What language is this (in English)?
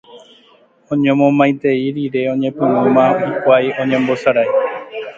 Guarani